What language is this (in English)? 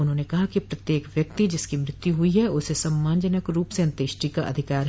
Hindi